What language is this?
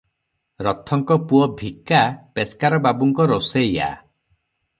Odia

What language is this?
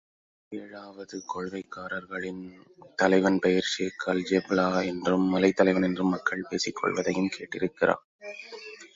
Tamil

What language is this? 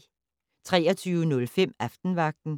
Danish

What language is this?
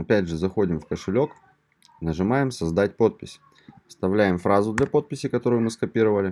Russian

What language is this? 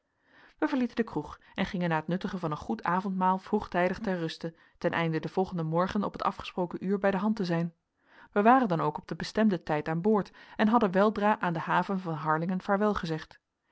Dutch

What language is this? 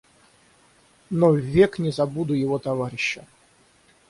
Russian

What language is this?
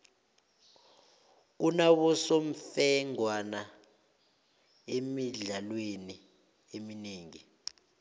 South Ndebele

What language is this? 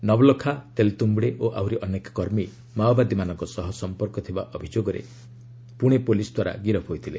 Odia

